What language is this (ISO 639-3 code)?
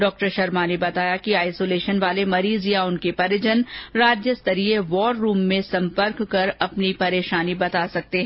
hin